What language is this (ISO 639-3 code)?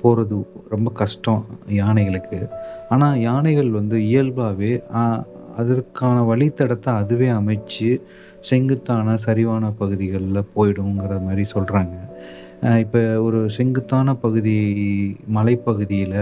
tam